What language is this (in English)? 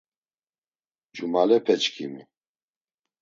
Laz